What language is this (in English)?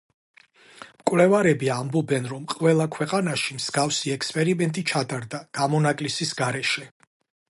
Georgian